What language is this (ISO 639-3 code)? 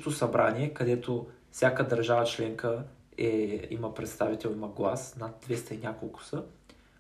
bul